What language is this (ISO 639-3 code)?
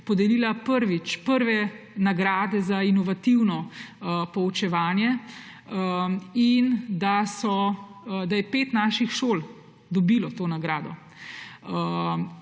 slv